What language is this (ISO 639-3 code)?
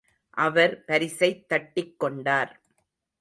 tam